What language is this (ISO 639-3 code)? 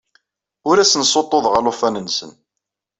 kab